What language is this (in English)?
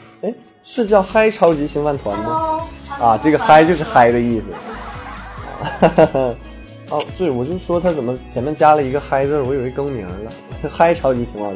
Chinese